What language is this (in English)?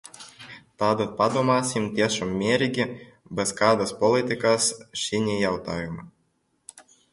Latvian